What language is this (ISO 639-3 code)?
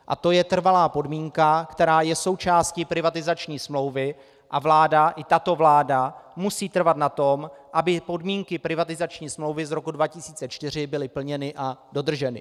ces